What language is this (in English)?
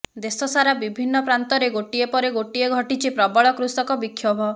Odia